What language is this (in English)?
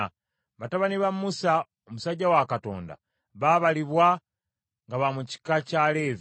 Ganda